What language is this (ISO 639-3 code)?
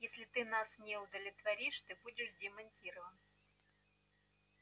rus